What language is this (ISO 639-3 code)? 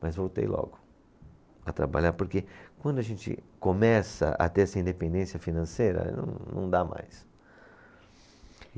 por